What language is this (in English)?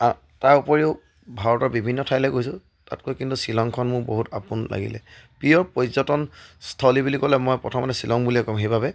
Assamese